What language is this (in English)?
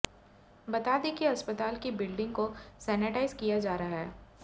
Hindi